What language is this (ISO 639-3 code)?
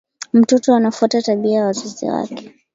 swa